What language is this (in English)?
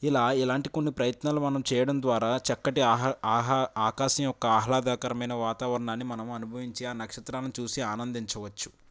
Telugu